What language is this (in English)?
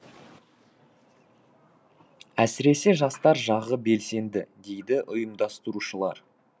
Kazakh